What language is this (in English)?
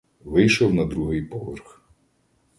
Ukrainian